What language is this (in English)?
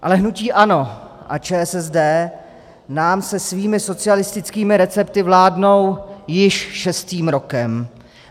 Czech